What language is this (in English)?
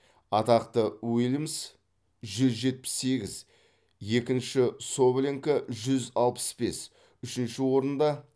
Kazakh